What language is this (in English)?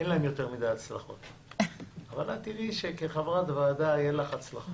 Hebrew